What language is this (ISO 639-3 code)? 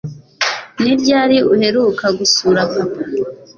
kin